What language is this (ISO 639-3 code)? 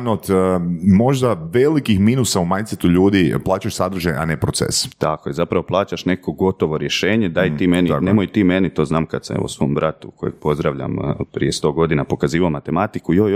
hrv